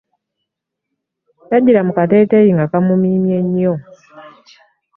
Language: Ganda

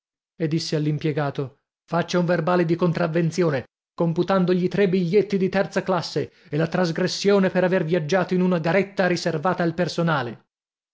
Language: Italian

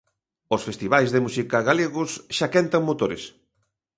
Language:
Galician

